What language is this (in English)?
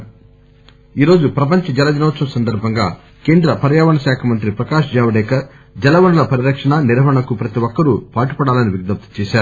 Telugu